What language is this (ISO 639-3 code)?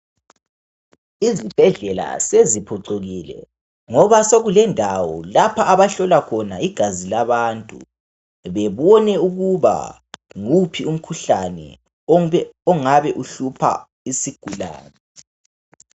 nde